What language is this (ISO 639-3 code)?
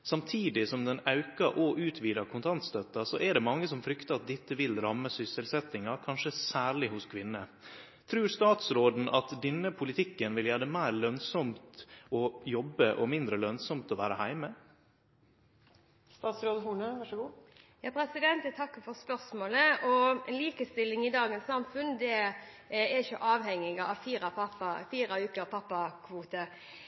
nor